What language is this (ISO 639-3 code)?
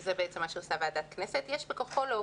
heb